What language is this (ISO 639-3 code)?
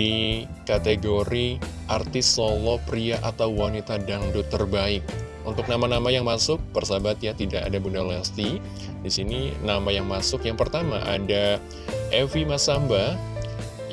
ind